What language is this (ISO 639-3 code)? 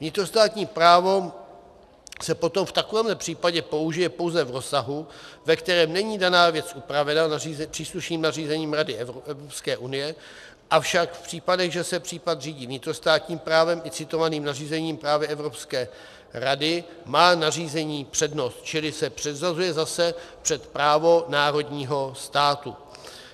ces